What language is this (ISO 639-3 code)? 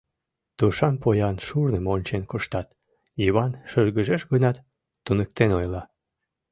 chm